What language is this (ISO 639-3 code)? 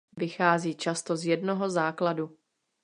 ces